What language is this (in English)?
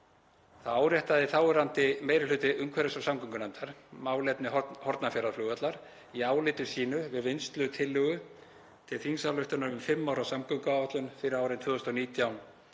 Icelandic